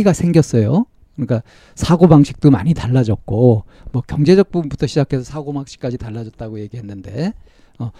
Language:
Korean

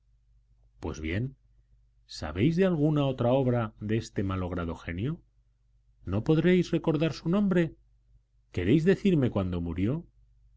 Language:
Spanish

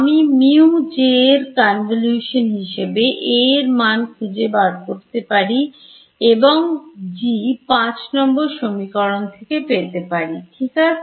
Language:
Bangla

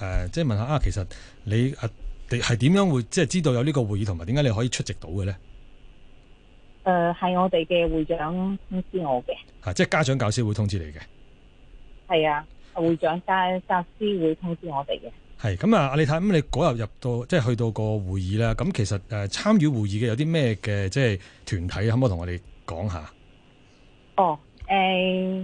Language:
Chinese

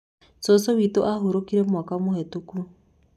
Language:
Kikuyu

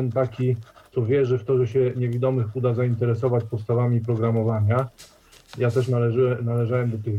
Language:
Polish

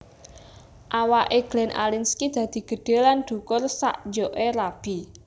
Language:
Javanese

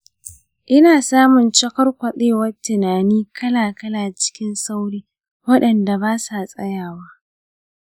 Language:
Hausa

